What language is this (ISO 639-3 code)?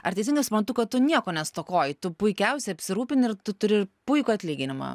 lit